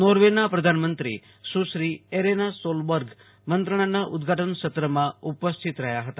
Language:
Gujarati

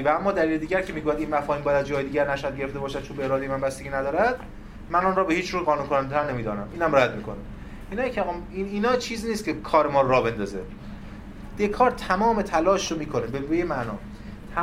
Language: Persian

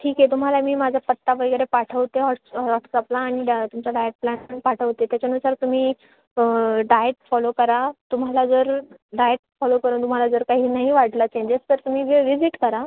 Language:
Marathi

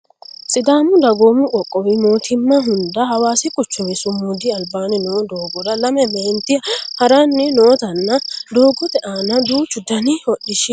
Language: Sidamo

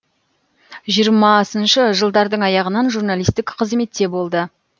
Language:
Kazakh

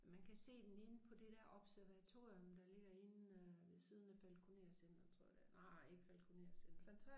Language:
Danish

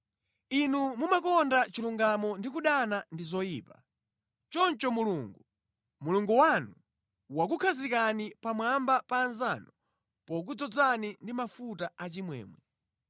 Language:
Nyanja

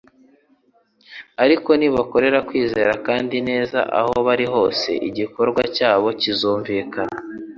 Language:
Kinyarwanda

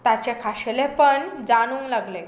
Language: Konkani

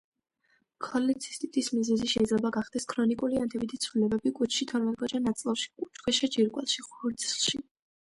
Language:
Georgian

